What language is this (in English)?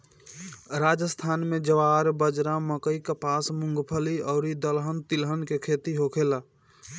Bhojpuri